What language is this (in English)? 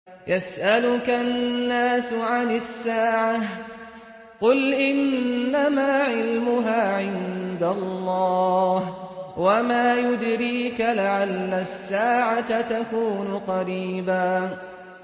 Arabic